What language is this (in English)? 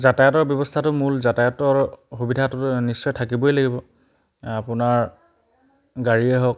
Assamese